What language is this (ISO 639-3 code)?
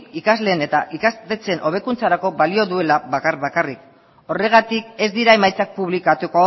eus